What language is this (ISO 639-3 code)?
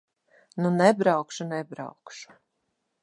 lav